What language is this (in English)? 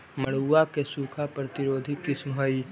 Magahi